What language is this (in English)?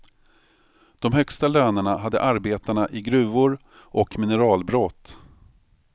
Swedish